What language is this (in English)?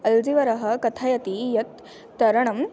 Sanskrit